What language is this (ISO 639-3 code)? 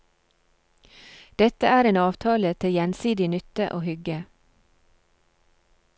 nor